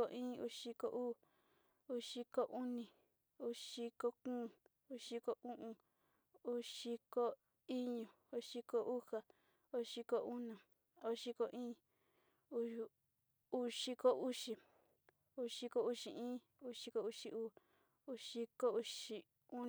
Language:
Sinicahua Mixtec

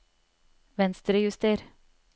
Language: Norwegian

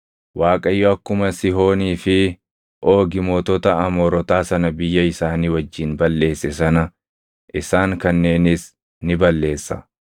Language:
Oromo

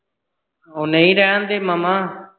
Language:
Punjabi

